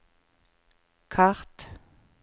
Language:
Norwegian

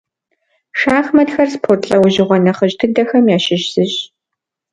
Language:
Kabardian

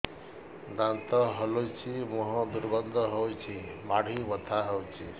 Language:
Odia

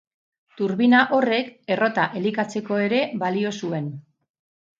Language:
Basque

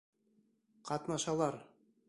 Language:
Bashkir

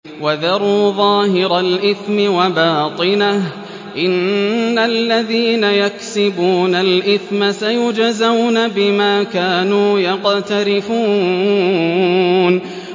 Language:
Arabic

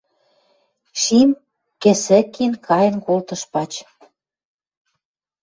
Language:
Western Mari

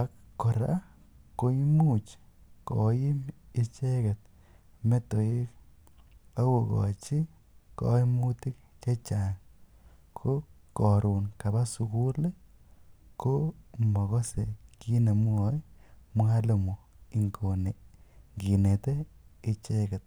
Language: Kalenjin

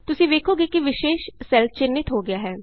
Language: Punjabi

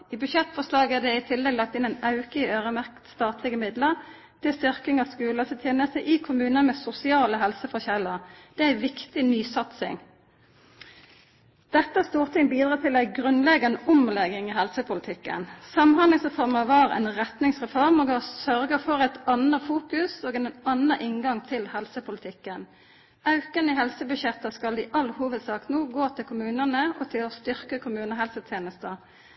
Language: Norwegian Nynorsk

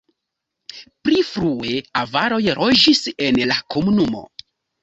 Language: Esperanto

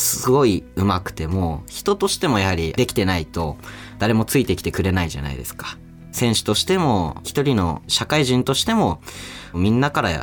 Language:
Japanese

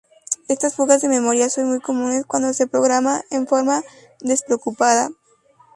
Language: Spanish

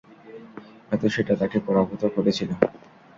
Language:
Bangla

